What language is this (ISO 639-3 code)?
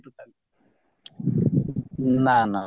ori